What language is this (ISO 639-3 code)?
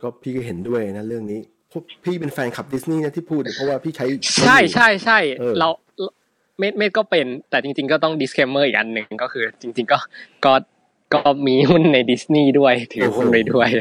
tha